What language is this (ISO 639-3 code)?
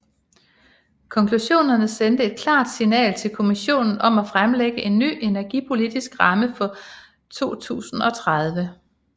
dan